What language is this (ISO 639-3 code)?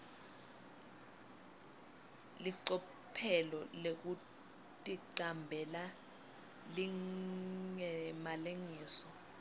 ssw